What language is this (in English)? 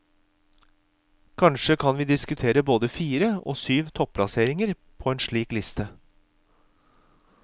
Norwegian